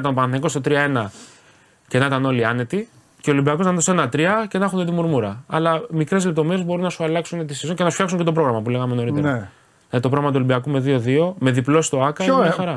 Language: Greek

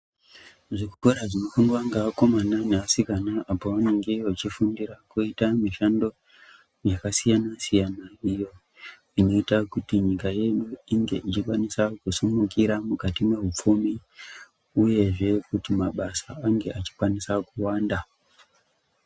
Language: Ndau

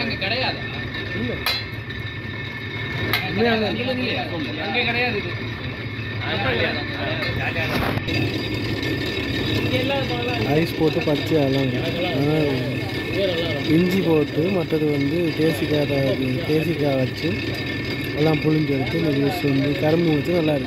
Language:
Arabic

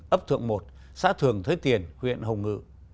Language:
Vietnamese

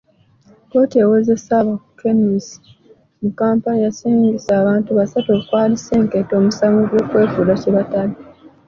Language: Ganda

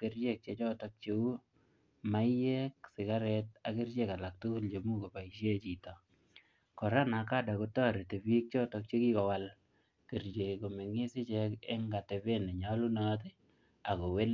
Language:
Kalenjin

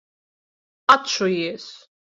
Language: Latvian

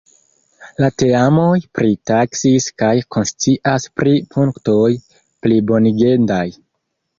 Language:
Esperanto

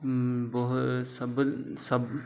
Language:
Odia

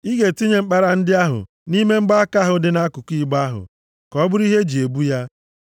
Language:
Igbo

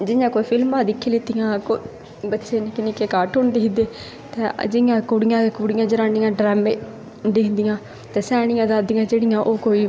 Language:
Dogri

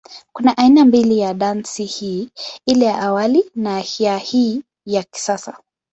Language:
Swahili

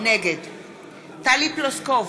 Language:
Hebrew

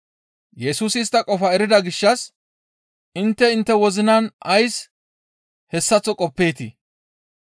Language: Gamo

